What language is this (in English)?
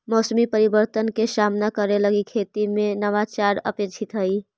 Magahi